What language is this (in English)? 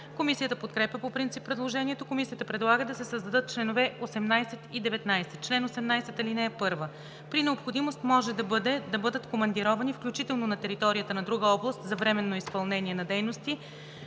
Bulgarian